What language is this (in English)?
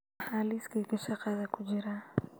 Somali